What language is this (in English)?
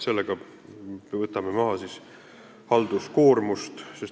Estonian